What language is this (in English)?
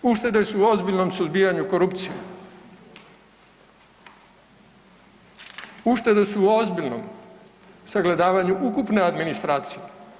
Croatian